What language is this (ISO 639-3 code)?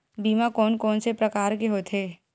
hne